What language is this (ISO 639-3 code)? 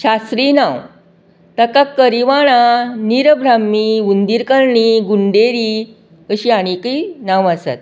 kok